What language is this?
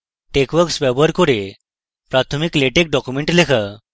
Bangla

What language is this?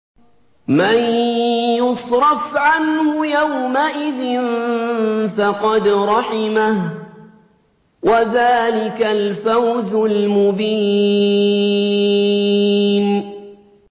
Arabic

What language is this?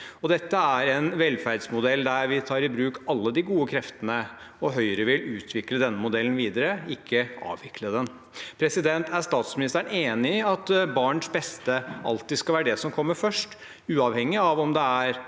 Norwegian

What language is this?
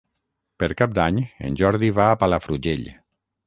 Catalan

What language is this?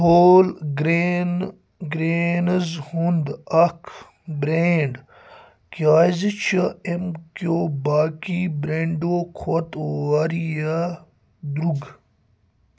Kashmiri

